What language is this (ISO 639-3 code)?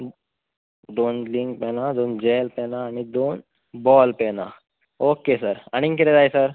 kok